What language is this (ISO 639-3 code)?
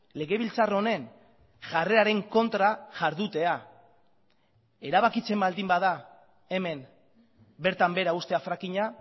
eus